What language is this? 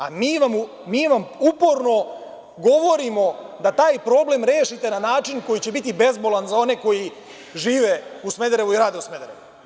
Serbian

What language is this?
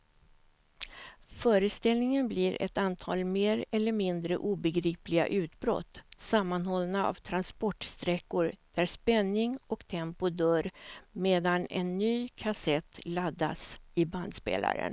Swedish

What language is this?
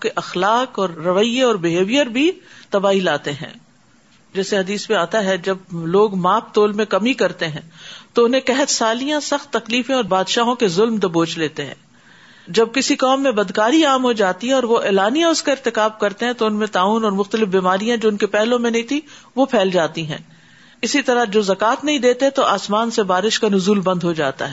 Urdu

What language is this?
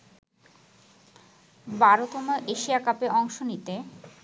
Bangla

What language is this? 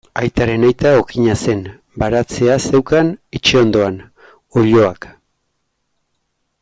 Basque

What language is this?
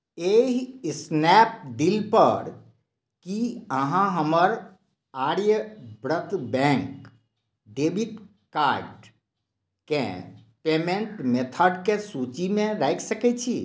Maithili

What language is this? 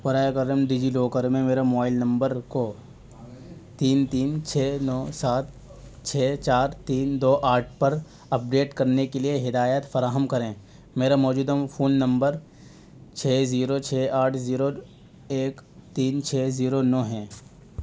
Urdu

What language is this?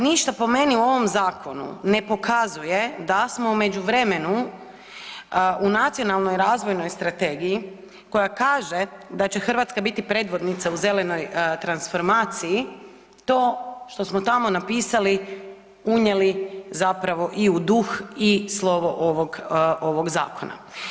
Croatian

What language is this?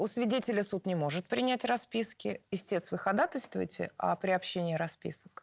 Russian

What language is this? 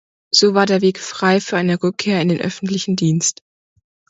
German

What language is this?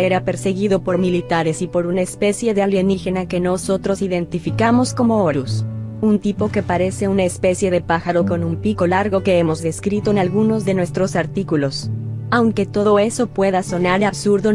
Spanish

